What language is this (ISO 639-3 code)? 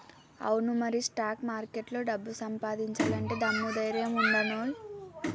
tel